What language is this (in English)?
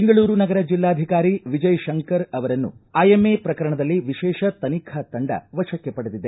Kannada